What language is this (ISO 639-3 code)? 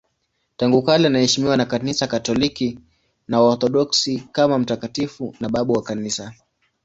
swa